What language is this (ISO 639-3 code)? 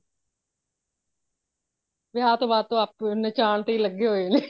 pan